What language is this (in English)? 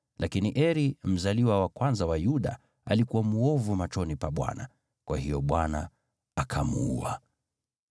Swahili